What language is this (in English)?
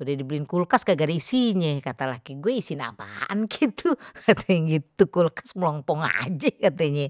Betawi